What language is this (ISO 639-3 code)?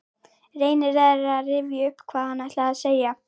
isl